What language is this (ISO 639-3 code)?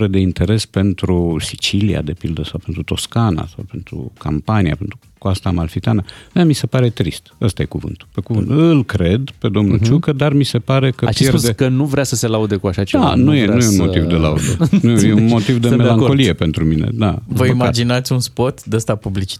ron